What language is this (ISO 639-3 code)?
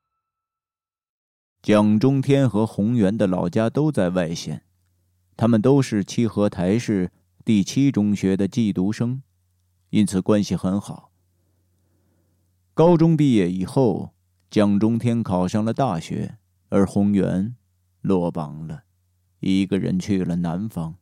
zho